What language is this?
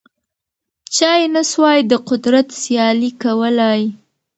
Pashto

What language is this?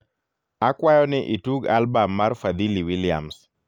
Luo (Kenya and Tanzania)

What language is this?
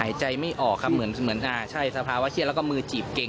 Thai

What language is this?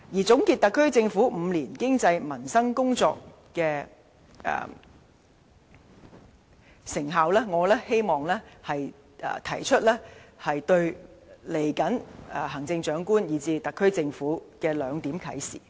Cantonese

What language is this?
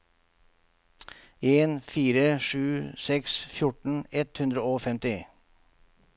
Norwegian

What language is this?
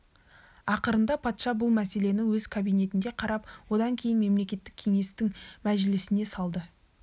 Kazakh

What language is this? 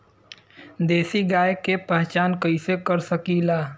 Bhojpuri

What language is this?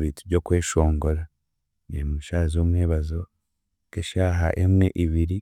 Chiga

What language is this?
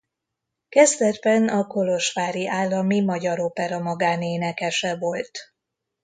Hungarian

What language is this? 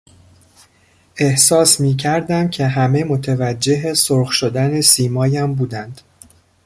Persian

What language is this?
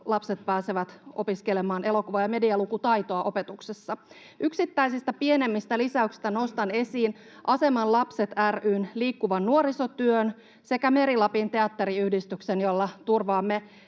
Finnish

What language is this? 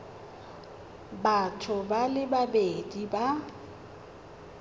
Tswana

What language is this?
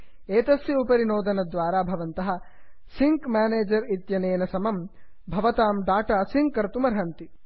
Sanskrit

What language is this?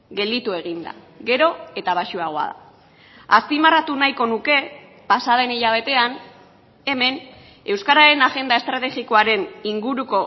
Basque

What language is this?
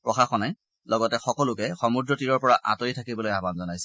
Assamese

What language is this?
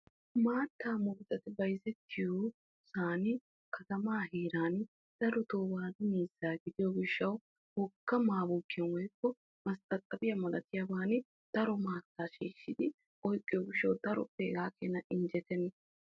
Wolaytta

